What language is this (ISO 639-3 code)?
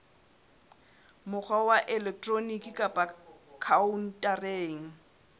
sot